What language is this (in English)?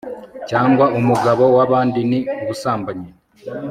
Kinyarwanda